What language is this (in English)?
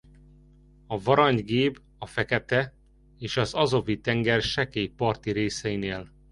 Hungarian